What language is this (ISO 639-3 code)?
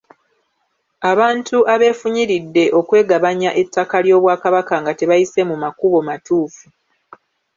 lug